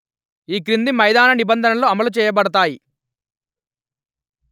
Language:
Telugu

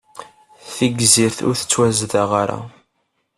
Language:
Kabyle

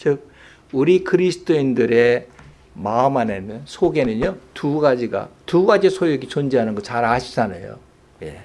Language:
Korean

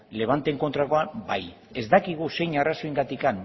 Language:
Basque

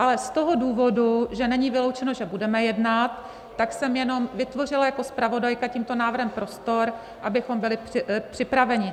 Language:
Czech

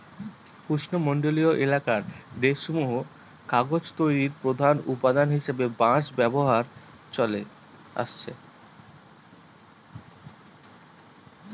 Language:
Bangla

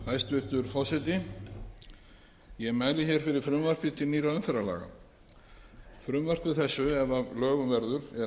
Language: Icelandic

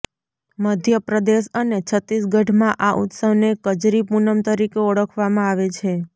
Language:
Gujarati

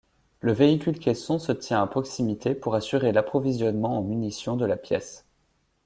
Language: French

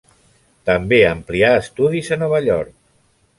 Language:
Catalan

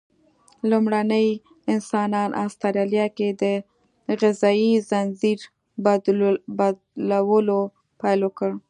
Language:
Pashto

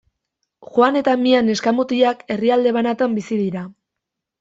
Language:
Basque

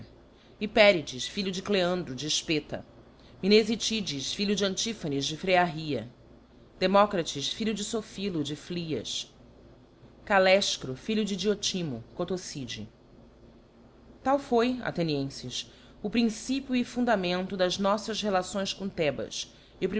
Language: Portuguese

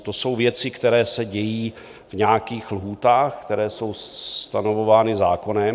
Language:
Czech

